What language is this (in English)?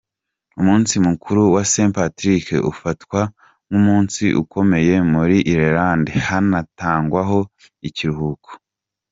Kinyarwanda